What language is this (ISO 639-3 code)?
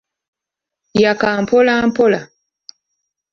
lug